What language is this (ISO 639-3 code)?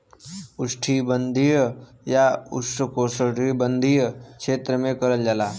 bho